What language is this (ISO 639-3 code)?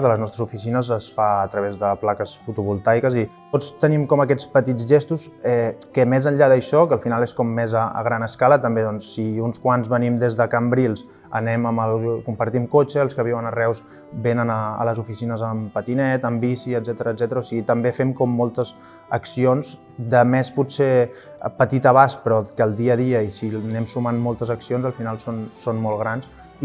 cat